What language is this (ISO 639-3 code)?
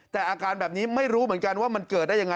tha